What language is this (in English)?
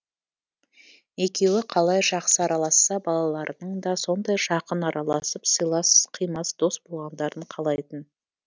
Kazakh